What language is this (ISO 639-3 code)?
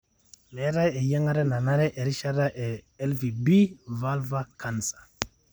mas